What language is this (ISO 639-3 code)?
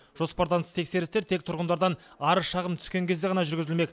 kaz